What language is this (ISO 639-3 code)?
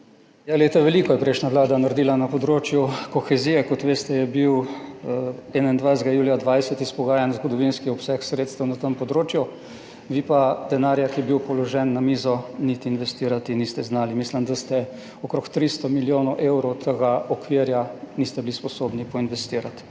slv